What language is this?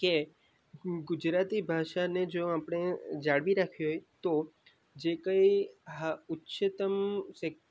Gujarati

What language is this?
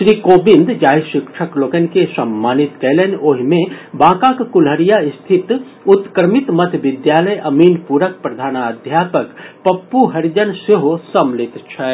Maithili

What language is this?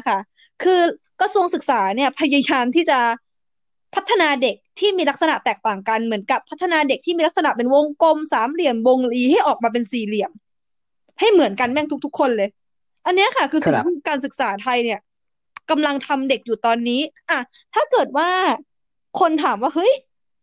Thai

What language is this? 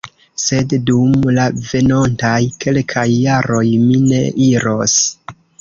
Esperanto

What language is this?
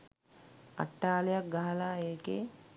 Sinhala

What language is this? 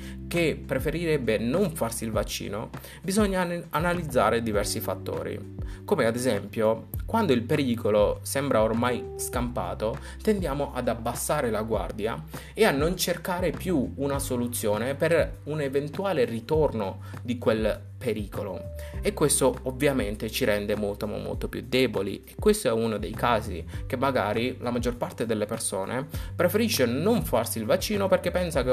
Italian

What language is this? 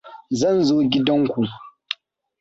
Hausa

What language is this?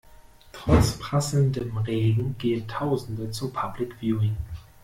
German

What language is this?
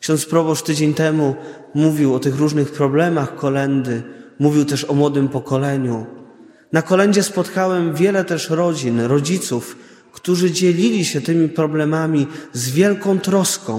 Polish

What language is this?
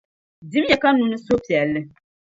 Dagbani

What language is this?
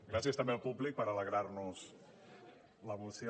Catalan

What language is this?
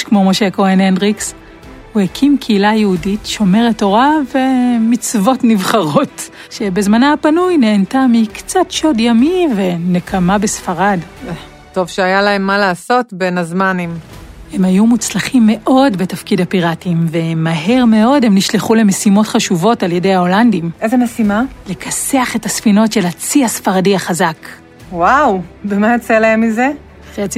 Hebrew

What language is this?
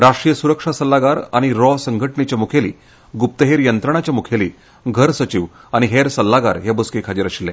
Konkani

